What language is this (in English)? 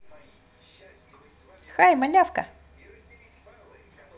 Russian